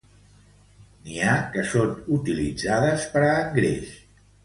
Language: Catalan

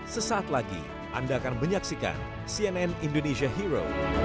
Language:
Indonesian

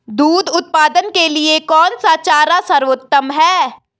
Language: Hindi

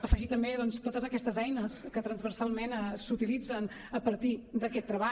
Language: Catalan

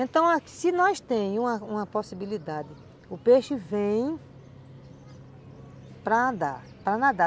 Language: Portuguese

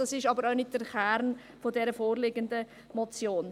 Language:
Swiss German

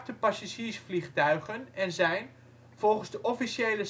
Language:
Dutch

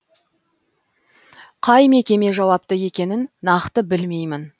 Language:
Kazakh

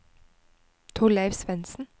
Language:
Norwegian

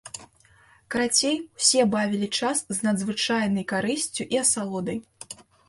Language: Belarusian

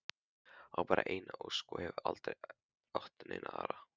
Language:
Icelandic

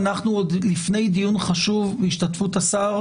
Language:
Hebrew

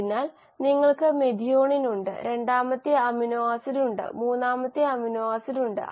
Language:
Malayalam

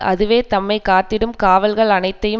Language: Tamil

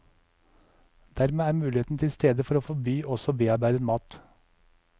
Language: Norwegian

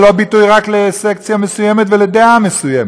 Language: Hebrew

